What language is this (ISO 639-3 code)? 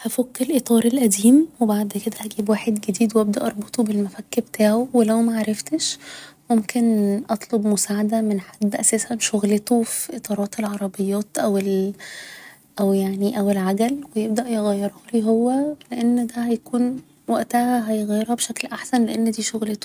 arz